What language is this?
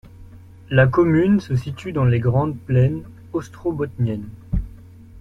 French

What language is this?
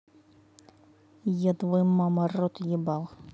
Russian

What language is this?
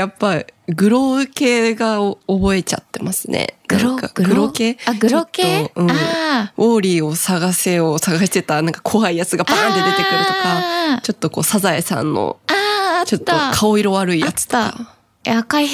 Japanese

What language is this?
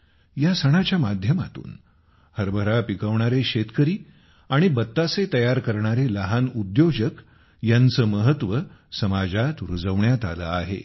Marathi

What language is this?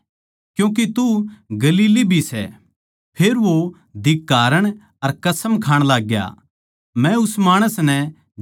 Haryanvi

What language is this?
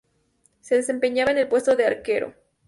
Spanish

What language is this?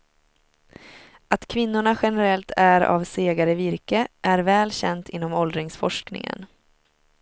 Swedish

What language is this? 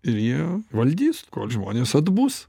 Lithuanian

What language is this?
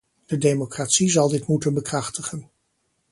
Dutch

